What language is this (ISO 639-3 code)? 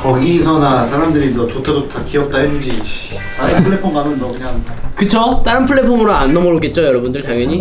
kor